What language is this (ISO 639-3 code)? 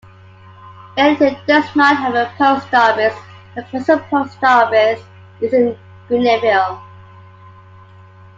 eng